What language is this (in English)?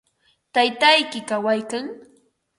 Ambo-Pasco Quechua